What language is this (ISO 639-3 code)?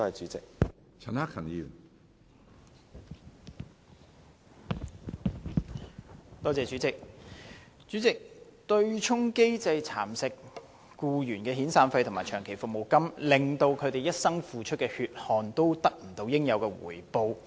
yue